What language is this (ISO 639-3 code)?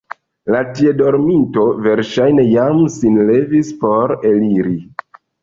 epo